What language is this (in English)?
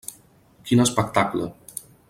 Catalan